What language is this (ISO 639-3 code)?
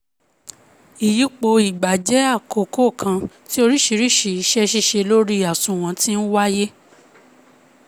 yor